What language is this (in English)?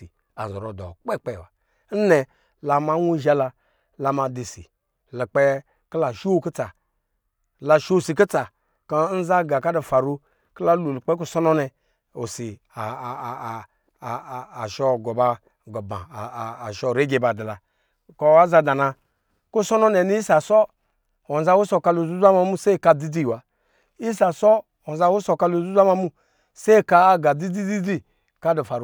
Lijili